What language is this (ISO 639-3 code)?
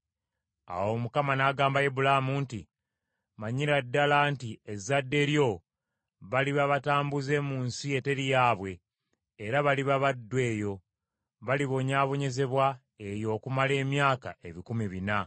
lug